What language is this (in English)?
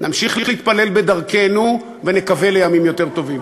Hebrew